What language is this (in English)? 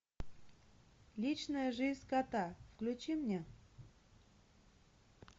Russian